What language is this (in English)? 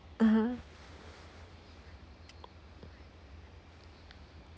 English